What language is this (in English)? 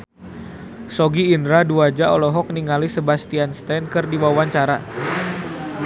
Sundanese